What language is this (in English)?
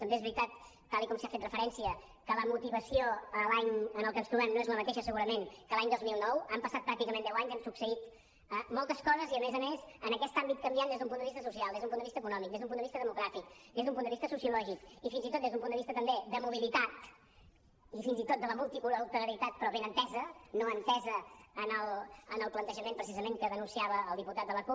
Catalan